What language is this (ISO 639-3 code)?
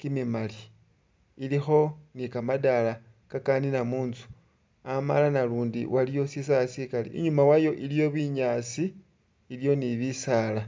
myx